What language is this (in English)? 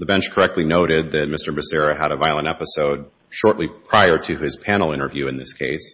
English